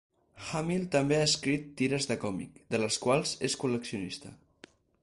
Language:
Catalan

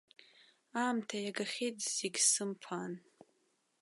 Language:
Abkhazian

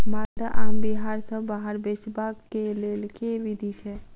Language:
Maithili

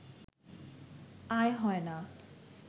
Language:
Bangla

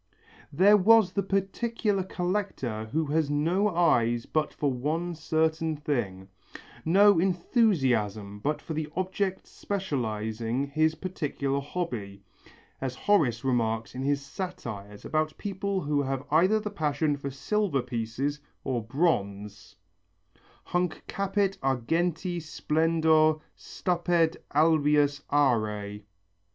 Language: English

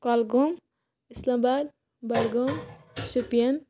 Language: Kashmiri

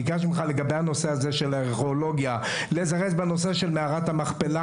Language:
Hebrew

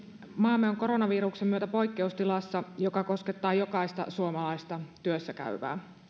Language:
Finnish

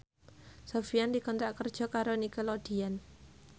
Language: Javanese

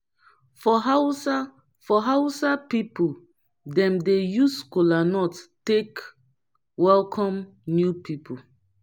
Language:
Nigerian Pidgin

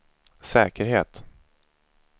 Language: Swedish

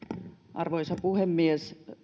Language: Finnish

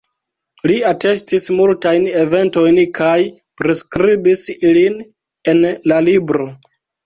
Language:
Esperanto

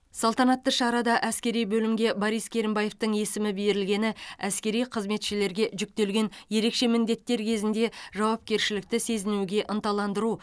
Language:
Kazakh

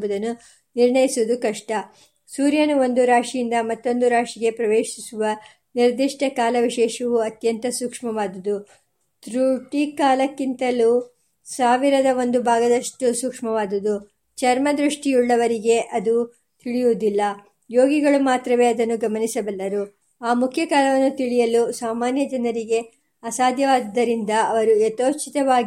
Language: Kannada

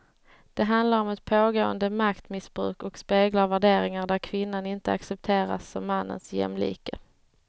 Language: Swedish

